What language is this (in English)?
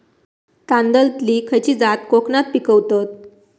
Marathi